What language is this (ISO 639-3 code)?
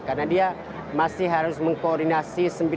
ind